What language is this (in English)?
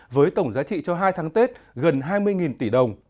Vietnamese